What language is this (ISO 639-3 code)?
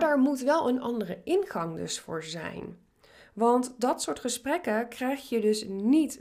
nld